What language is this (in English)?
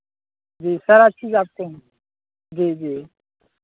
Hindi